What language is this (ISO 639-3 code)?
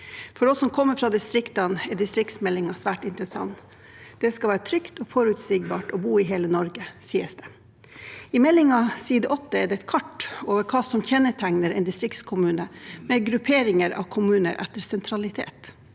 nor